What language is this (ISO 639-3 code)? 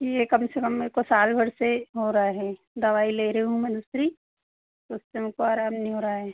hin